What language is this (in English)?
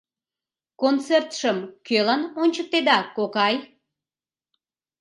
Mari